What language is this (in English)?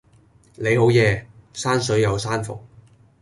Cantonese